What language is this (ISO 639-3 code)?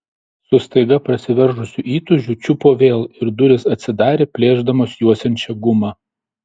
lit